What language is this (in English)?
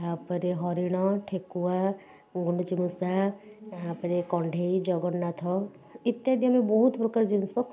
Odia